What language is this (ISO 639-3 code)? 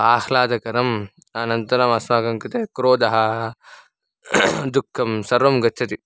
san